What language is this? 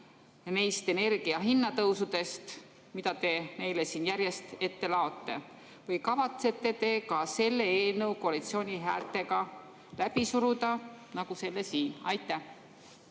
Estonian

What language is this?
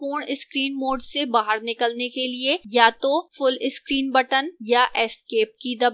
Hindi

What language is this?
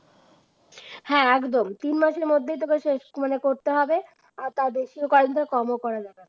Bangla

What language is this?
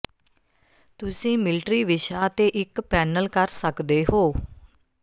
Punjabi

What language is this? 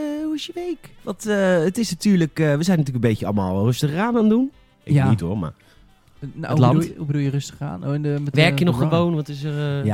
Dutch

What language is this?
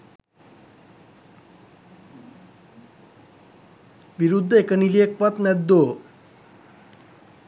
Sinhala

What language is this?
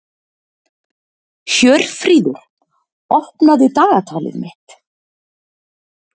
Icelandic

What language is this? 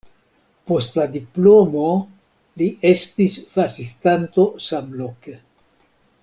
Esperanto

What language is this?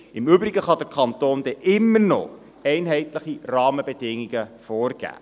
Swiss German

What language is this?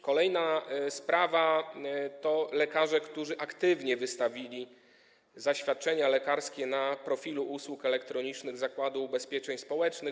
Polish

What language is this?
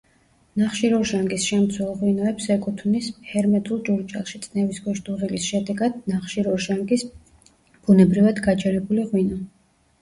Georgian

